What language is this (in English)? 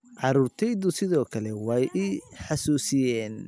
Somali